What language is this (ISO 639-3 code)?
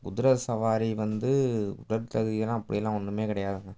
tam